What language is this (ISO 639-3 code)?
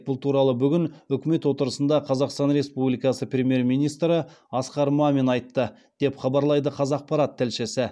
kaz